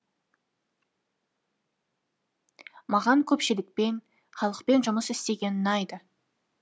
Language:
Kazakh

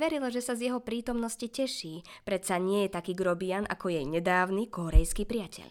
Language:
Slovak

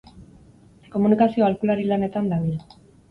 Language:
Basque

